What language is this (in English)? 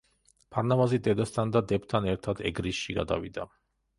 Georgian